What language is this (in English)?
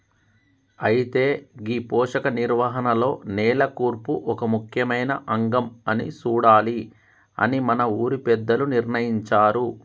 Telugu